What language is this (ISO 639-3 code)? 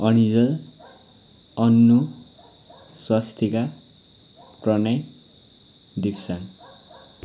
nep